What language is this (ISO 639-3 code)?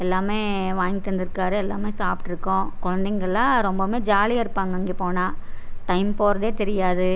tam